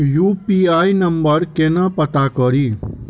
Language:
Maithili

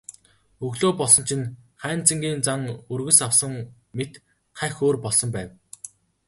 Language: Mongolian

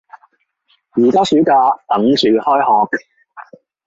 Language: Cantonese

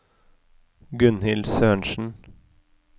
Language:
Norwegian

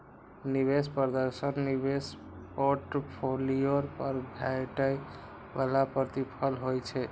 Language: Maithili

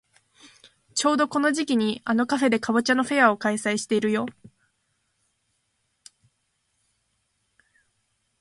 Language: Japanese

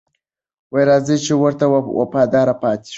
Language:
Pashto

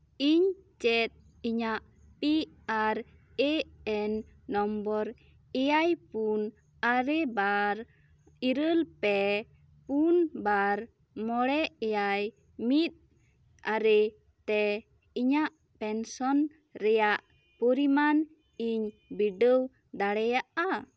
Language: Santali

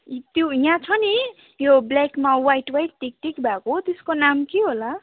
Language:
Nepali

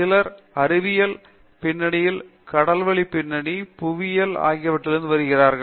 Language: Tamil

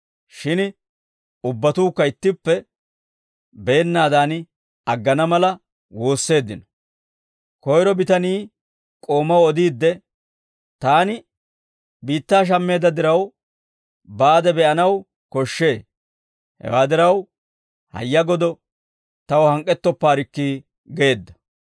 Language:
Dawro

